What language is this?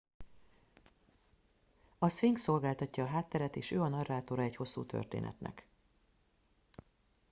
Hungarian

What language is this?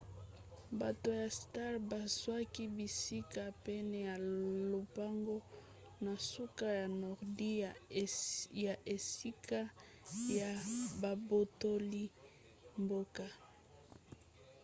Lingala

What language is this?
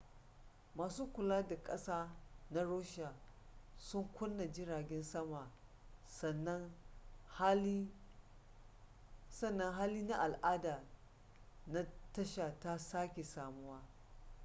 Hausa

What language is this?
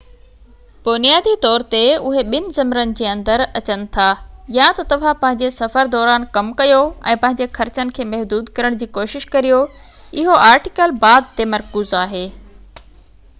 Sindhi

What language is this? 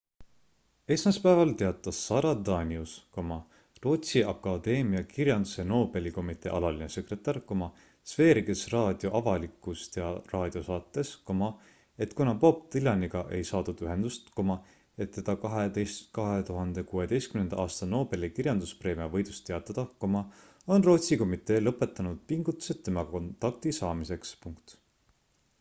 Estonian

